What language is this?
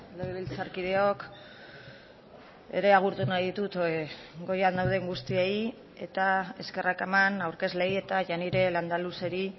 Basque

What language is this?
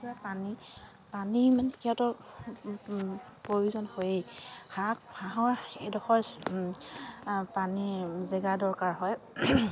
Assamese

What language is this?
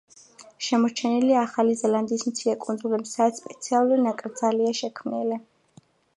Georgian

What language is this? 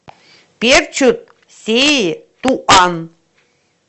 Russian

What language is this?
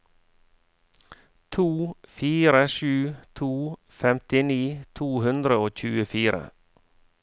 Norwegian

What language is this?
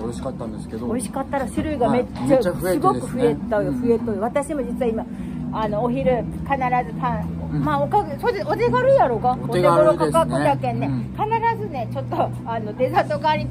Japanese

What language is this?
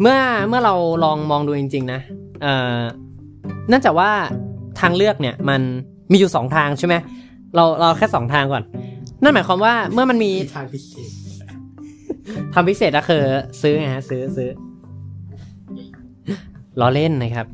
Thai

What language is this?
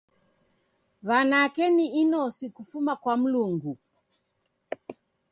Taita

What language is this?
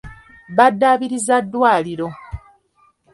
Ganda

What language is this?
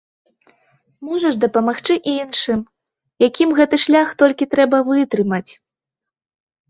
Belarusian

